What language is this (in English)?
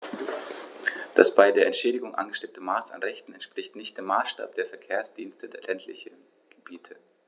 German